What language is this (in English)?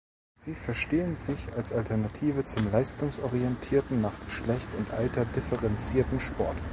German